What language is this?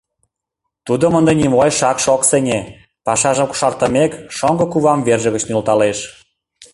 Mari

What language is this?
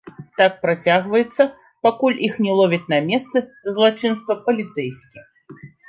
Belarusian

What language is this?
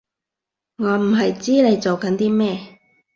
Cantonese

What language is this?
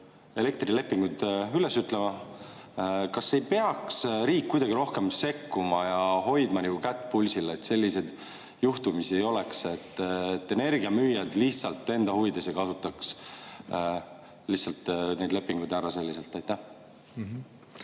Estonian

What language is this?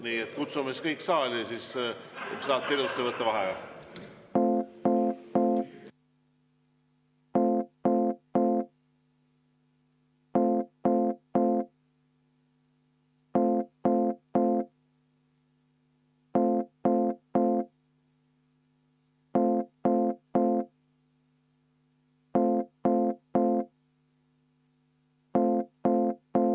Estonian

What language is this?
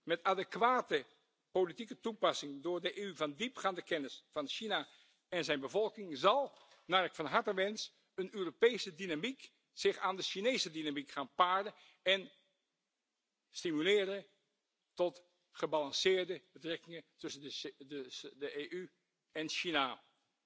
Dutch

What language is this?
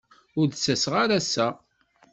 Kabyle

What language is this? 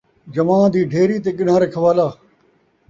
Saraiki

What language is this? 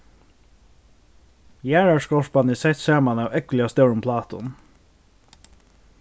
Faroese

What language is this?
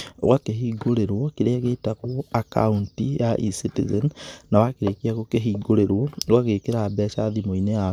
Kikuyu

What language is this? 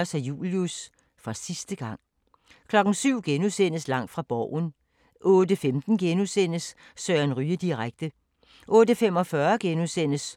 Danish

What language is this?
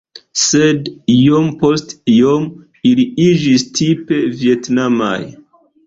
Esperanto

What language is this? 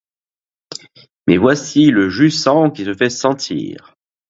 French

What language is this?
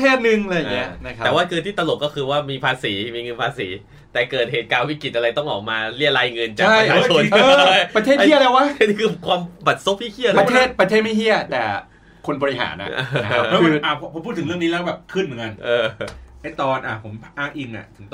Thai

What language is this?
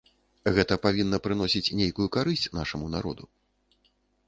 Belarusian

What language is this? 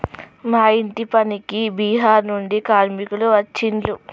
Telugu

